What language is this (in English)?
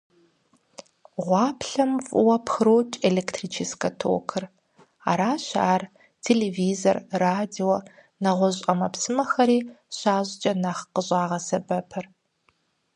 Kabardian